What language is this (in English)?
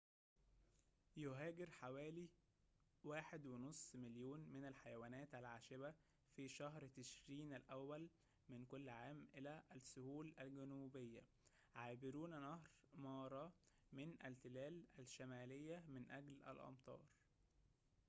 Arabic